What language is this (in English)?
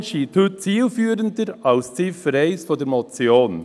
Swiss German